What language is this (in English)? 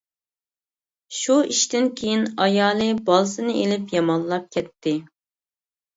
Uyghur